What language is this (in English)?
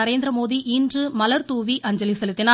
Tamil